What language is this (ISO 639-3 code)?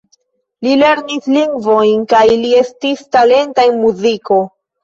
epo